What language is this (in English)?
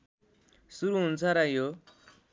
Nepali